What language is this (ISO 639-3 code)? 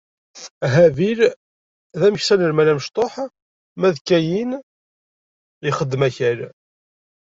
kab